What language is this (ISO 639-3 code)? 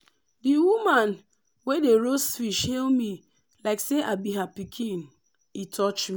pcm